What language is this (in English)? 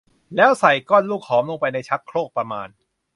Thai